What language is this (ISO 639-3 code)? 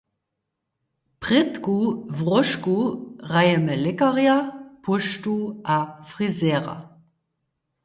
hsb